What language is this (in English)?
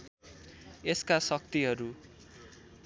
Nepali